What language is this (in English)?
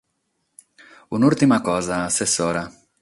Sardinian